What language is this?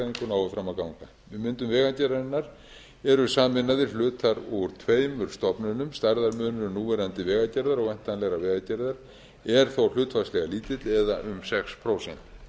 Icelandic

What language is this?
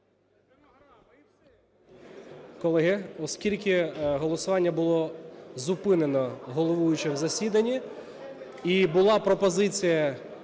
Ukrainian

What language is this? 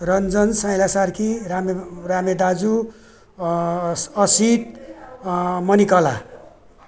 Nepali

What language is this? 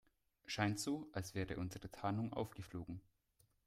German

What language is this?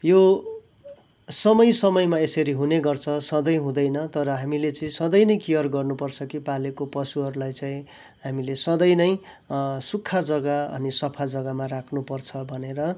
Nepali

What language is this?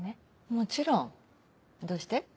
Japanese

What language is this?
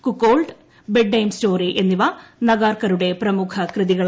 Malayalam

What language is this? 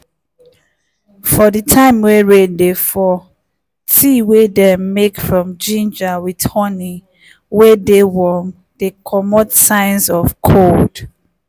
Nigerian Pidgin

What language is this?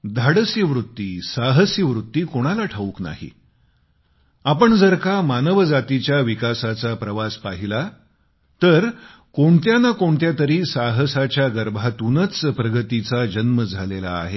Marathi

